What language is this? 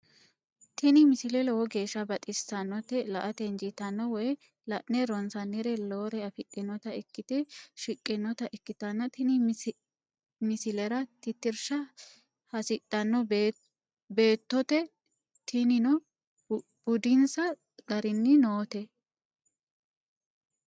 Sidamo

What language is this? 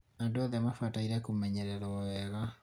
Kikuyu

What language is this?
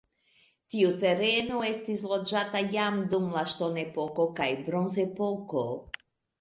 Esperanto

